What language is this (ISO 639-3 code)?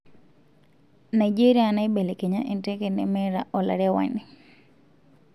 mas